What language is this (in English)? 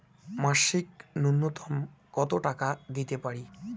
Bangla